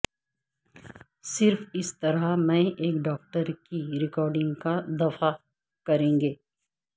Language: Urdu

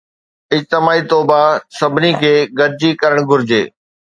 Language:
Sindhi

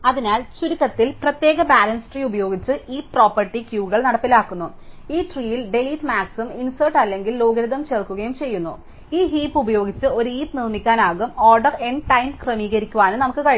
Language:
Malayalam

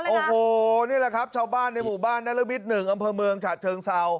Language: Thai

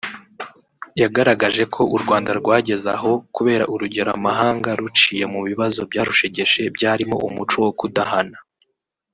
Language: Kinyarwanda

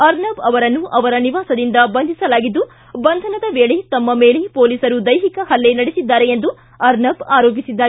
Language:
Kannada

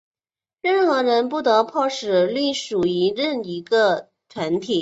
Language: Chinese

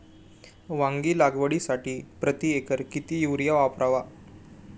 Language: Marathi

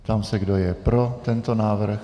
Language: Czech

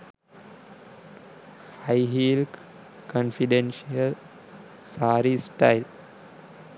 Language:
Sinhala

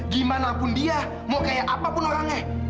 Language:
Indonesian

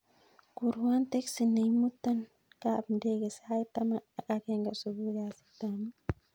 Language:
Kalenjin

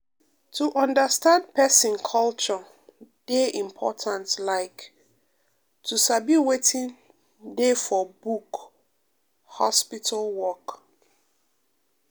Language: Nigerian Pidgin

